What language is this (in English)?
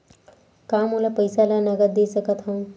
Chhattisgarhi